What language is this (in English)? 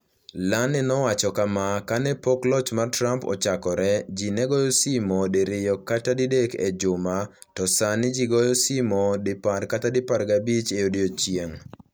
Luo (Kenya and Tanzania)